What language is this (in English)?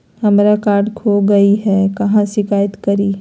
Magahi